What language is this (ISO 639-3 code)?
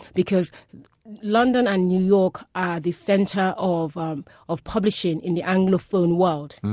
eng